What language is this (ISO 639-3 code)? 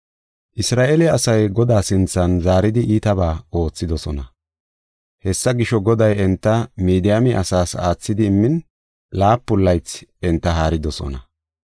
gof